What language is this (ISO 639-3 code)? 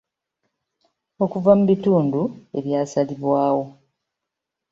lug